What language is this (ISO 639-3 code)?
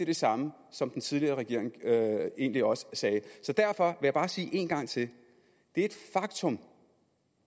dan